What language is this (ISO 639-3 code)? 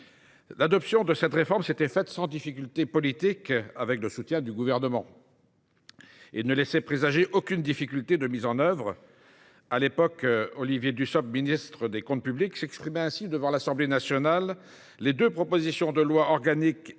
fra